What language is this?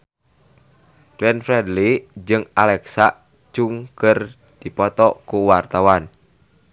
Sundanese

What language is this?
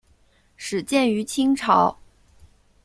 Chinese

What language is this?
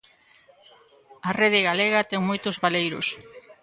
Galician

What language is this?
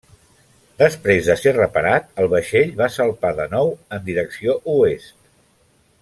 Catalan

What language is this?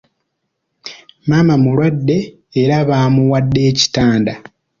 Ganda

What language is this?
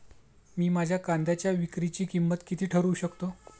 Marathi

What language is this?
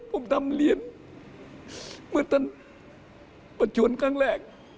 Thai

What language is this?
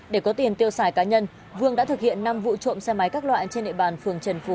Vietnamese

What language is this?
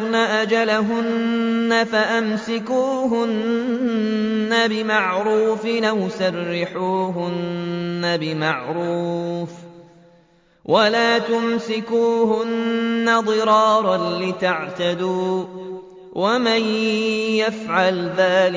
Arabic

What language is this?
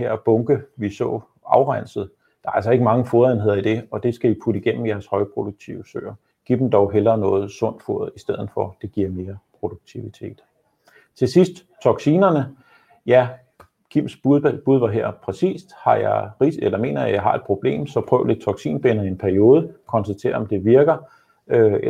Danish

